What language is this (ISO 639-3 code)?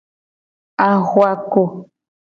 gej